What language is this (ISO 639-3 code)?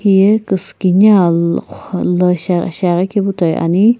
nsm